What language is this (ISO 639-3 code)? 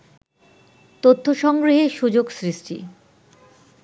ben